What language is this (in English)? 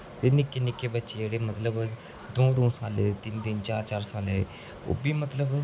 Dogri